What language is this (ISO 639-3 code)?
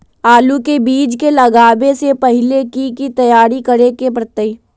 mag